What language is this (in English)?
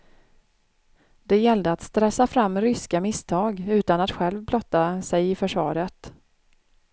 Swedish